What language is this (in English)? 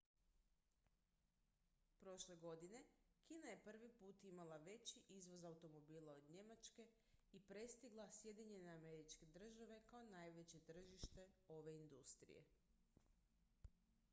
Croatian